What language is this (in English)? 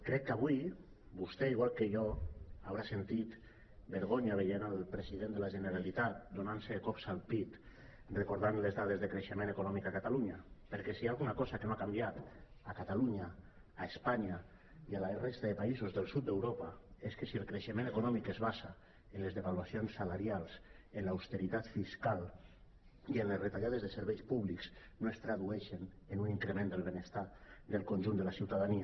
Catalan